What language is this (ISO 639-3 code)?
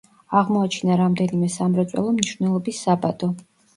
kat